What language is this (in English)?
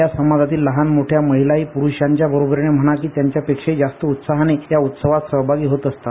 Marathi